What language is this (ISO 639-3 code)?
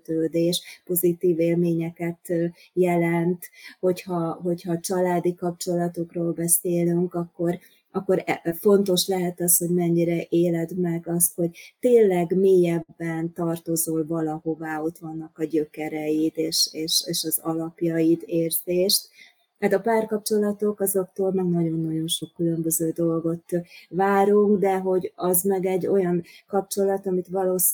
hun